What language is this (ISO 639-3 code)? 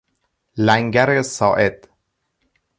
fas